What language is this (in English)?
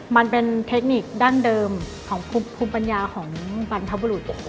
Thai